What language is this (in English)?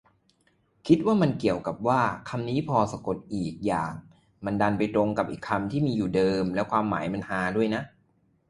Thai